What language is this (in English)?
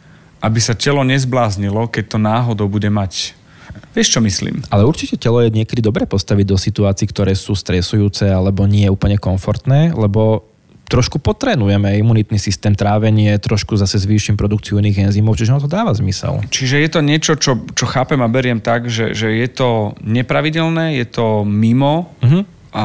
Slovak